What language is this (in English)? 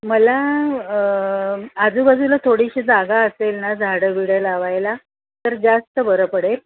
Marathi